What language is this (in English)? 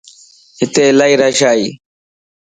Lasi